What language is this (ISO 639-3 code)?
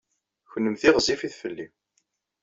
kab